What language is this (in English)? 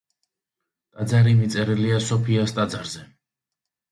Georgian